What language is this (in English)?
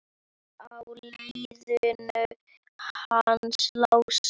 Icelandic